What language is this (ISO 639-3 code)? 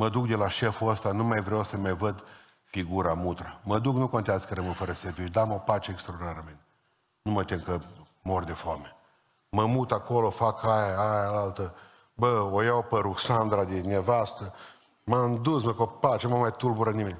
ron